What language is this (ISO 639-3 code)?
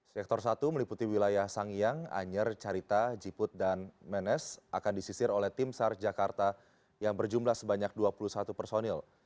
ind